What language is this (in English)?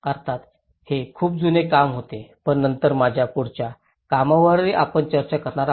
Marathi